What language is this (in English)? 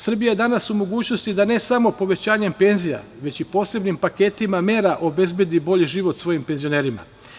Serbian